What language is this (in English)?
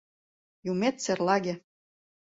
Mari